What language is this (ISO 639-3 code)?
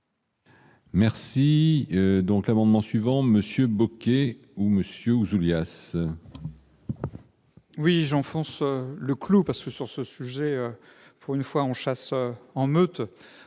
fra